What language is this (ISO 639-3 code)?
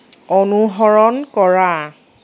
asm